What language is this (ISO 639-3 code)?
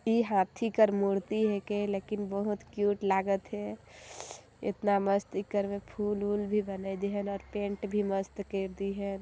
sck